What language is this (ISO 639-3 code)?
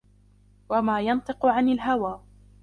ara